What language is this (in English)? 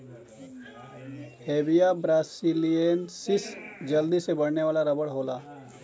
Bhojpuri